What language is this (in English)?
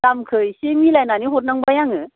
Bodo